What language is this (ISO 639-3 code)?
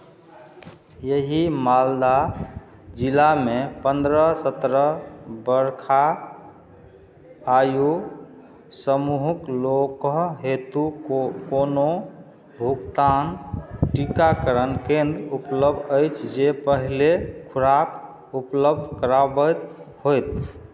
mai